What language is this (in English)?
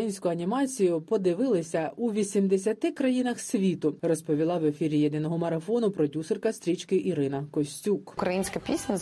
Ukrainian